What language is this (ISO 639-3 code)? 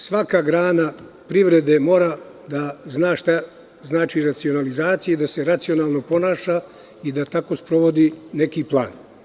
srp